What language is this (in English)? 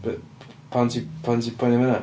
Welsh